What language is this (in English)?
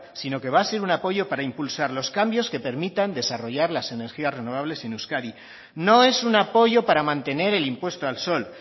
Spanish